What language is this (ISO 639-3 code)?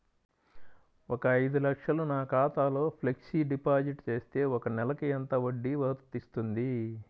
tel